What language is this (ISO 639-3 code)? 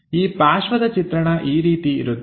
kan